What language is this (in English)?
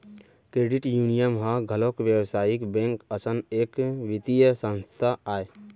Chhattisgarhi